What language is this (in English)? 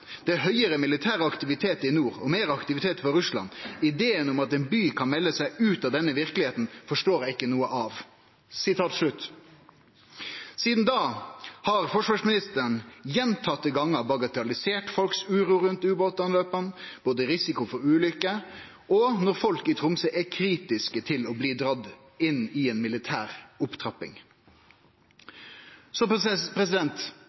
Norwegian Nynorsk